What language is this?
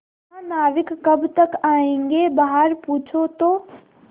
Hindi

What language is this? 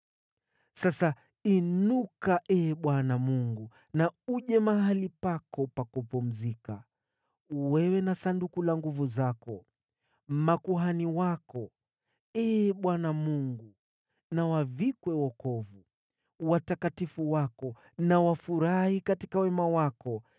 Swahili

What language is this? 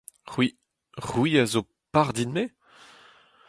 Breton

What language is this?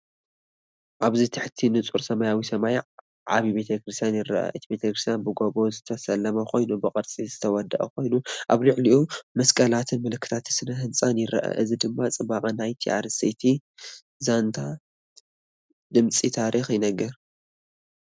Tigrinya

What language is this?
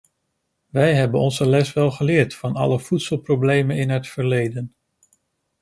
Dutch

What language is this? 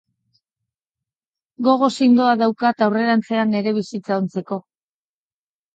Basque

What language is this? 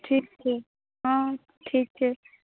Maithili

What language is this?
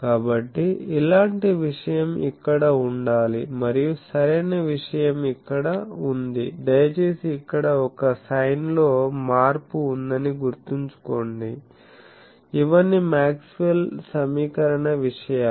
Telugu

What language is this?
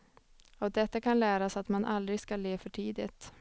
Swedish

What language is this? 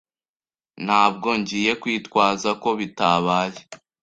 Kinyarwanda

